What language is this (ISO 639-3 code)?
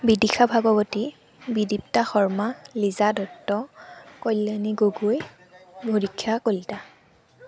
asm